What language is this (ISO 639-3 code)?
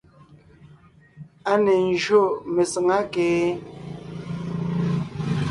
nnh